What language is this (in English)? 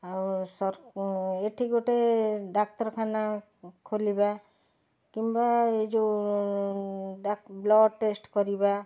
Odia